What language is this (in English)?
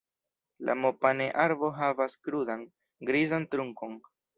Esperanto